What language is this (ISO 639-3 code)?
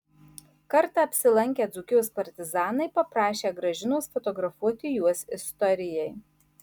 lit